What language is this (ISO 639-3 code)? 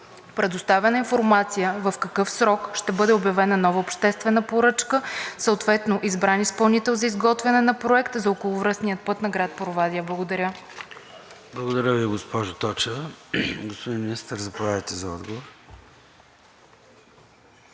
bul